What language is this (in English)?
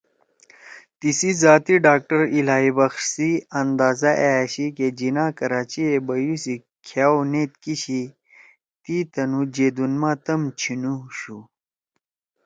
Torwali